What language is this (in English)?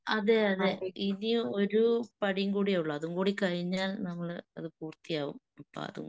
Malayalam